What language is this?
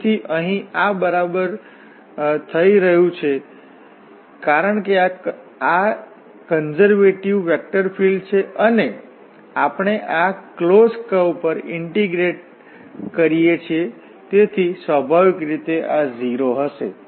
Gujarati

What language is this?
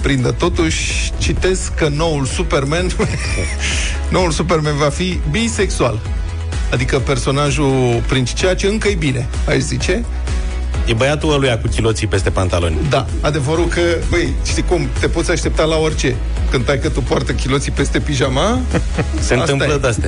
Romanian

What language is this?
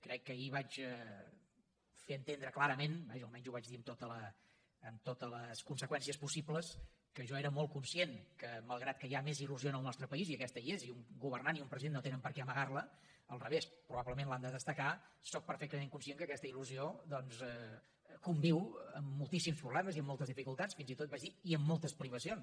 Catalan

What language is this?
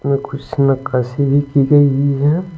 Hindi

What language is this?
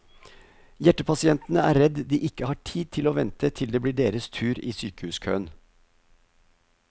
Norwegian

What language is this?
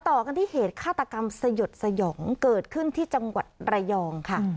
Thai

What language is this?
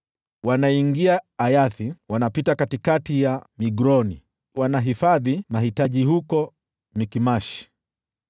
Swahili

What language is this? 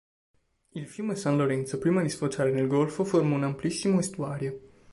Italian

